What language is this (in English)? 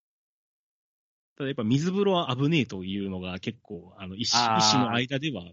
Japanese